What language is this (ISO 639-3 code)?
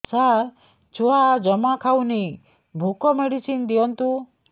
ori